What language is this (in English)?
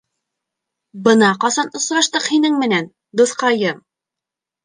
Bashkir